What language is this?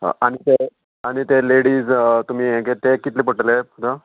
Konkani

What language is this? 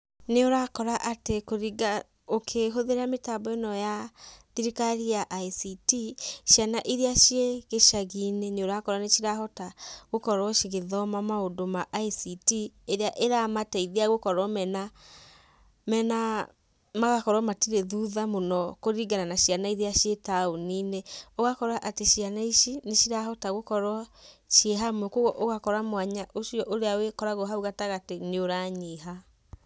Kikuyu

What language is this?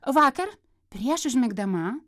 Lithuanian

